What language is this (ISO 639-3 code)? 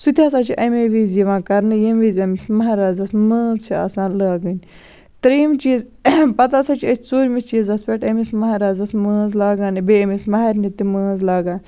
kas